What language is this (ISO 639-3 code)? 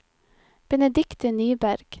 nor